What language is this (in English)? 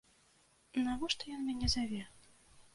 Belarusian